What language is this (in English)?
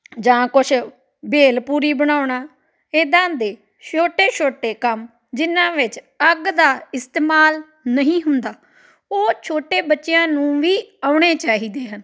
Punjabi